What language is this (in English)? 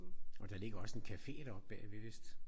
Danish